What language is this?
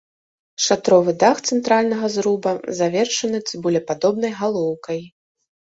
Belarusian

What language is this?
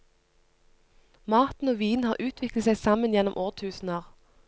Norwegian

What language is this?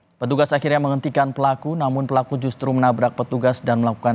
Indonesian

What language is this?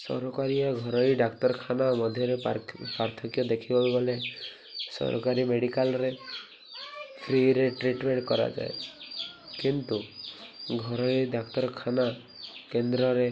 Odia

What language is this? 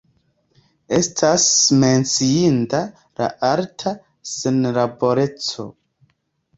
Esperanto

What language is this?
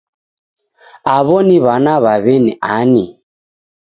Taita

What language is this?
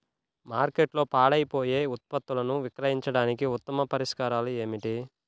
Telugu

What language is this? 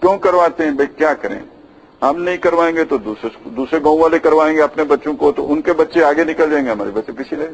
Hindi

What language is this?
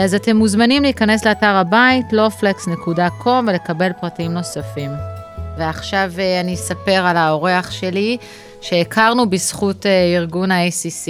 Hebrew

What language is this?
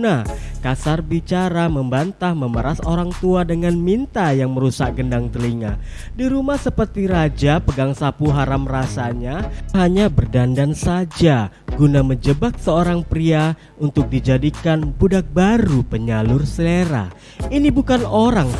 Indonesian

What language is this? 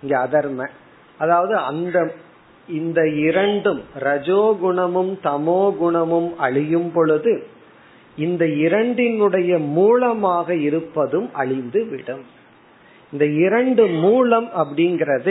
Tamil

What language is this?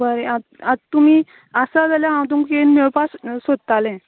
Konkani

